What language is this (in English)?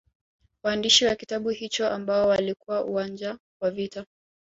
Swahili